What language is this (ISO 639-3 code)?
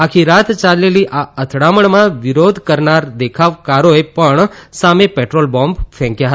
guj